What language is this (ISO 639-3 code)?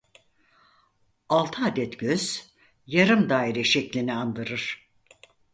tur